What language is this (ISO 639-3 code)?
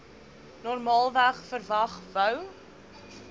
afr